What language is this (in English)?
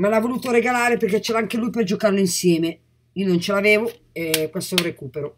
Italian